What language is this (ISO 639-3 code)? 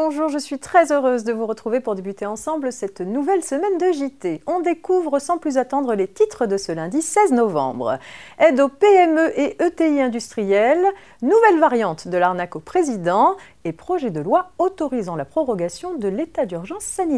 fra